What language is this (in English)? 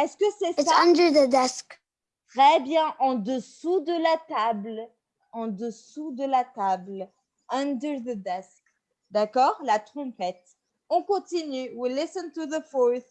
French